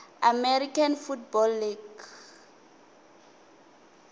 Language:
Tsonga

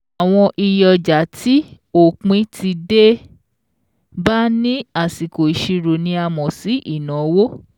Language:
Yoruba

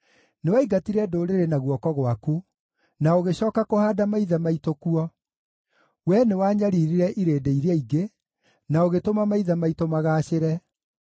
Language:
Kikuyu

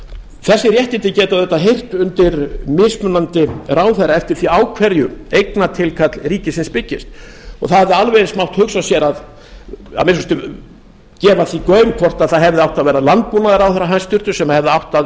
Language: Icelandic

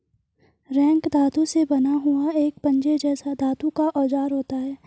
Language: Hindi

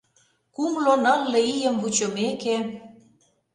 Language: Mari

